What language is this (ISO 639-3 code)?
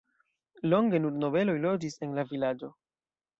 epo